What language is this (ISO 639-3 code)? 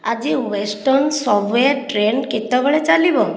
ori